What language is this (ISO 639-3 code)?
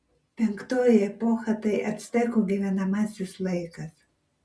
lit